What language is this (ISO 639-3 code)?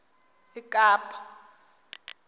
xho